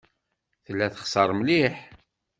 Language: Kabyle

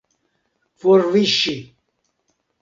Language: Esperanto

